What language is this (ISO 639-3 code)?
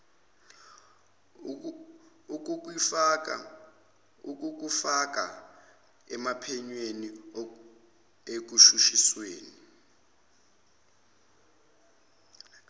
zul